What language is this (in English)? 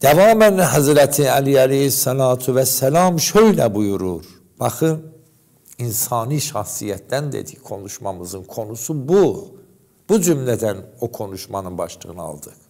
Turkish